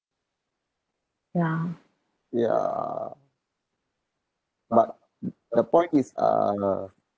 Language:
English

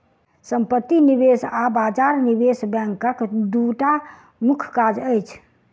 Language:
Maithili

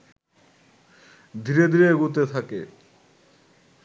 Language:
Bangla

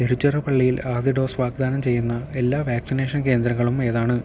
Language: Malayalam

